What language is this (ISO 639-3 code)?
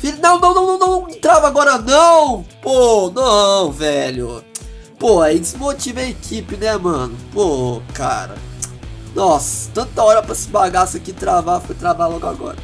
por